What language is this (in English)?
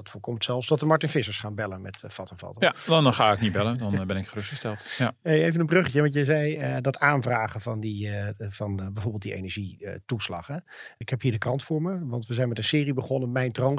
Dutch